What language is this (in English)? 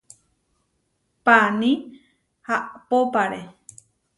Huarijio